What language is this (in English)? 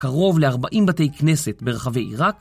Hebrew